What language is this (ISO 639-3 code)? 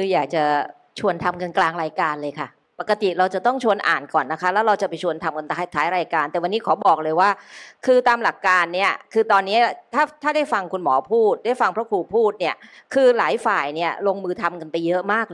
tha